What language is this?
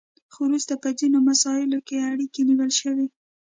Pashto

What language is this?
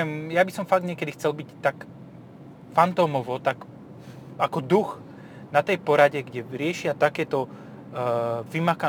Slovak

